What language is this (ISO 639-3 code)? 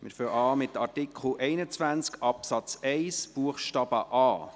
gsw